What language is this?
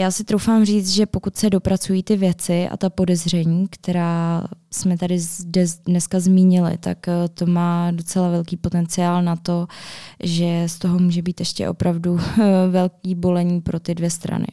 Czech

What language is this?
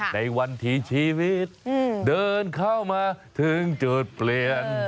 Thai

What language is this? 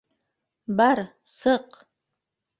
Bashkir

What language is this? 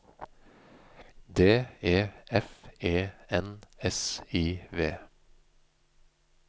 Norwegian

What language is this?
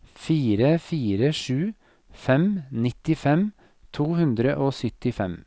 Norwegian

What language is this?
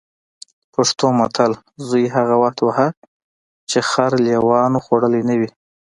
Pashto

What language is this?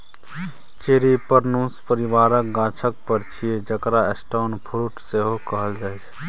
Maithili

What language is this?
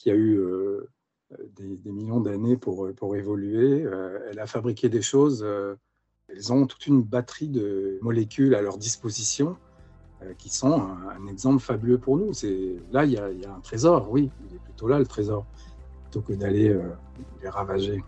French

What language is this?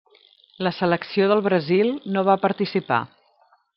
Catalan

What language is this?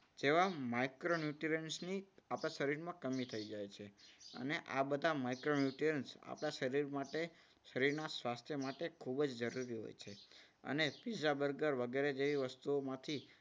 Gujarati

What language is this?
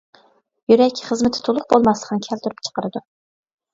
Uyghur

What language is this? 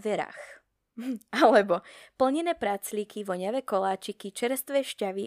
Slovak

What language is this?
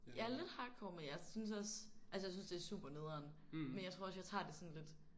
Danish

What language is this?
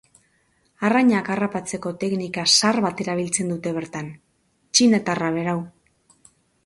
Basque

